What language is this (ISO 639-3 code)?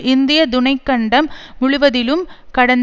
tam